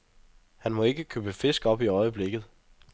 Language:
Danish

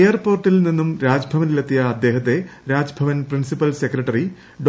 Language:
Malayalam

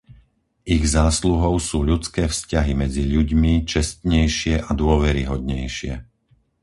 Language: Slovak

